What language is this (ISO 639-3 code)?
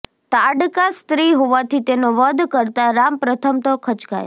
guj